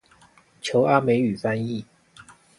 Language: Chinese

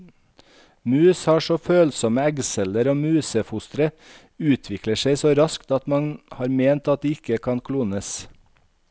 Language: Norwegian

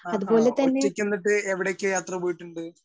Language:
Malayalam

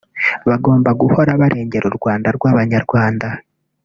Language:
Kinyarwanda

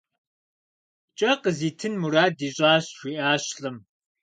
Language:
Kabardian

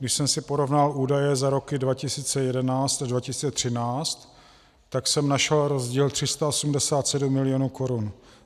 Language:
Czech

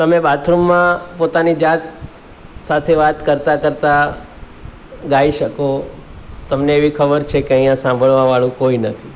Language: Gujarati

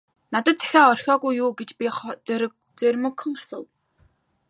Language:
Mongolian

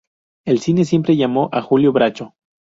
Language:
Spanish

